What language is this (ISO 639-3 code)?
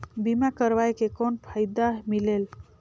hne